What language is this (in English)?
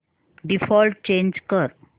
Marathi